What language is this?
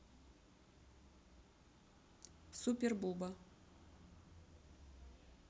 Russian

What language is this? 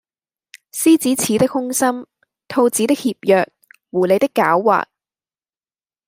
Cantonese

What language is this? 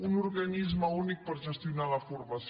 Catalan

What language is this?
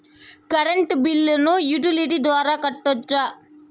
Telugu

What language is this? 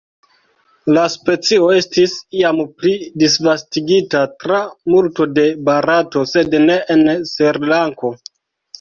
Esperanto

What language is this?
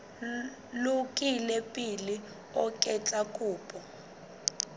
Southern Sotho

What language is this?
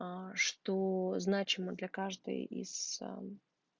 Russian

